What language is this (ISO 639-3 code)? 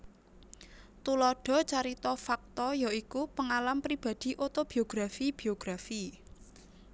jav